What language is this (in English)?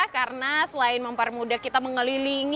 Indonesian